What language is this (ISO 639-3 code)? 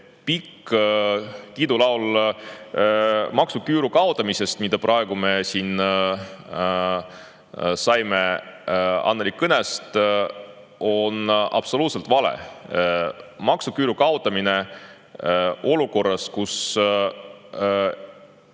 est